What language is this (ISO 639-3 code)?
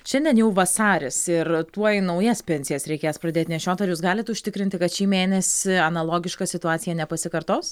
lit